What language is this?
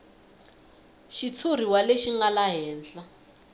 Tsonga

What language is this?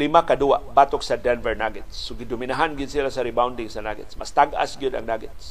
Filipino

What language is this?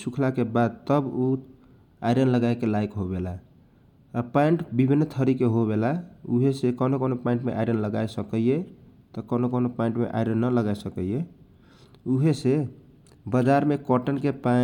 Kochila Tharu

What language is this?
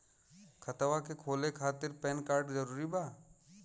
Bhojpuri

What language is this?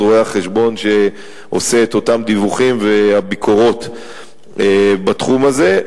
Hebrew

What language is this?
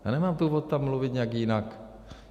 Czech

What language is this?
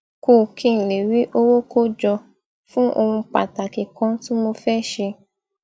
Yoruba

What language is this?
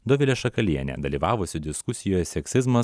Lithuanian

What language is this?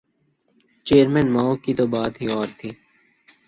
Urdu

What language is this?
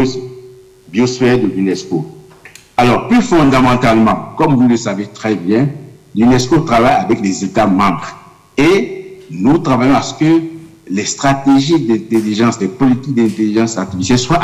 French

